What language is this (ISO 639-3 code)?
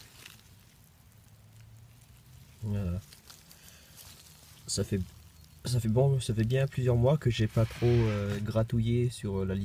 fra